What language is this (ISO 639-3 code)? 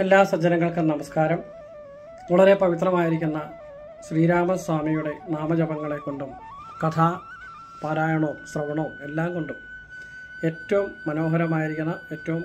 mal